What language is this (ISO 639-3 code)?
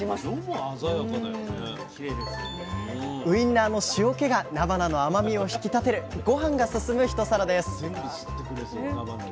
jpn